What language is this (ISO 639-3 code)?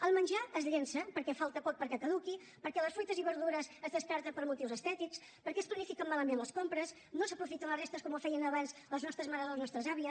cat